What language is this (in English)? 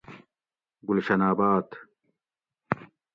Gawri